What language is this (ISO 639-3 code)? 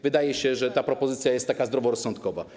pol